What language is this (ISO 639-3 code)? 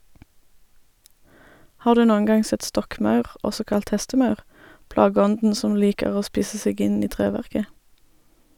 nor